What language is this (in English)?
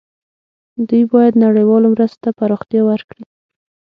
Pashto